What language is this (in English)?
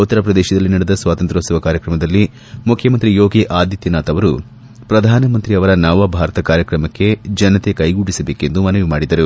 Kannada